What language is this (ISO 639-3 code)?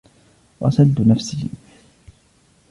ara